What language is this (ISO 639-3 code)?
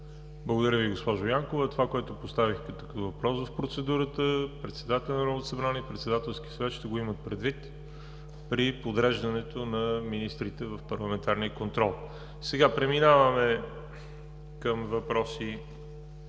bul